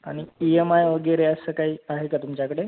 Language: Marathi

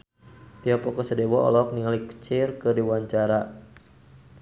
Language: Sundanese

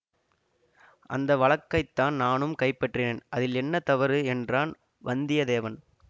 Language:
Tamil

